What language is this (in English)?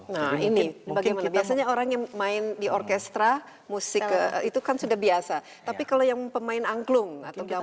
Indonesian